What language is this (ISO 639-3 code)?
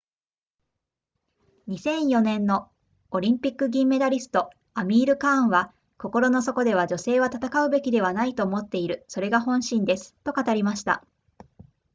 jpn